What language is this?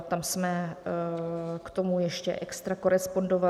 Czech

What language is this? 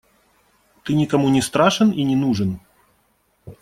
Russian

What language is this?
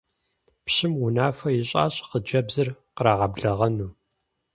Kabardian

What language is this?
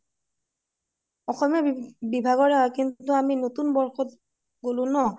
Assamese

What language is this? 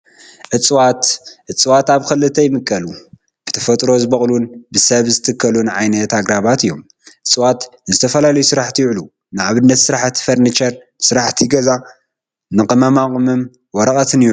Tigrinya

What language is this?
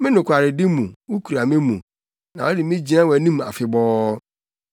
Akan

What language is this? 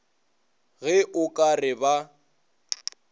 Northern Sotho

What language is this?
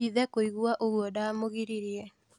Kikuyu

